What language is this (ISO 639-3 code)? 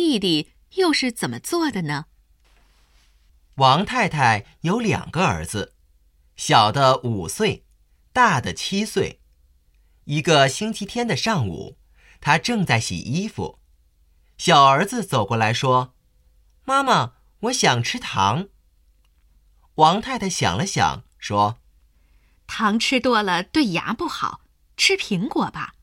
zho